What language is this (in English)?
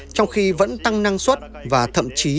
Vietnamese